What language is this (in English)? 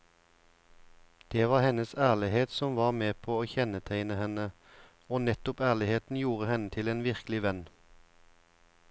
Norwegian